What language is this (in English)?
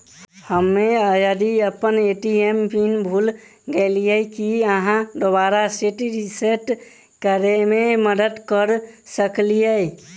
Maithili